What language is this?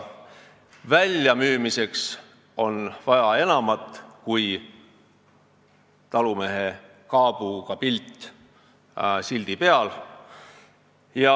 Estonian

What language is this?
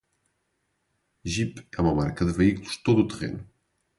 Portuguese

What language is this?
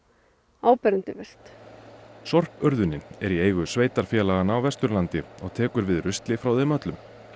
Icelandic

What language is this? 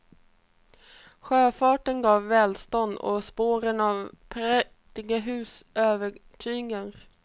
Swedish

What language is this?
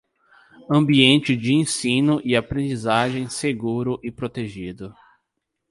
Portuguese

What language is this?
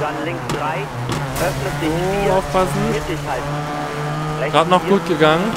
German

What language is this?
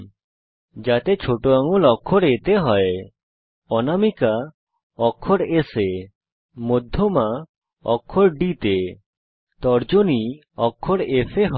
Bangla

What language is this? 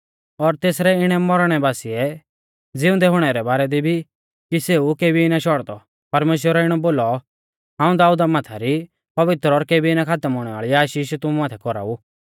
Mahasu Pahari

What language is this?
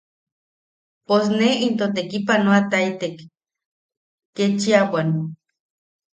Yaqui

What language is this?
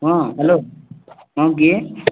Odia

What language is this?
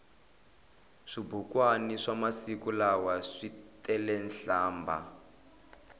Tsonga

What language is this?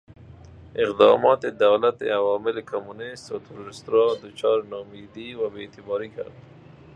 Persian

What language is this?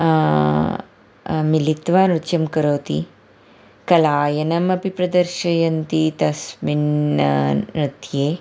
Sanskrit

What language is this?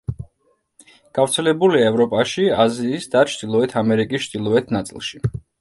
Georgian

